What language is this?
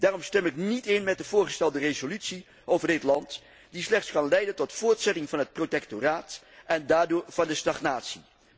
Dutch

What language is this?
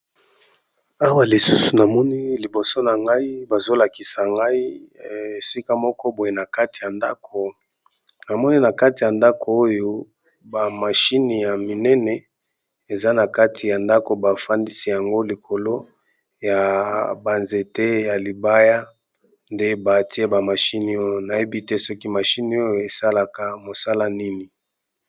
Lingala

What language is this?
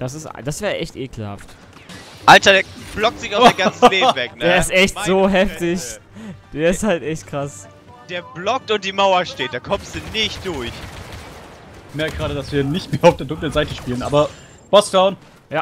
German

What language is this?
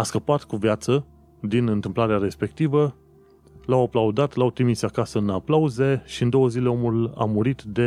Romanian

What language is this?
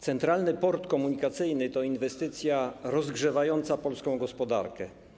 Polish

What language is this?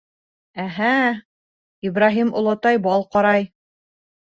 Bashkir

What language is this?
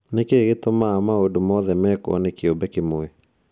Kikuyu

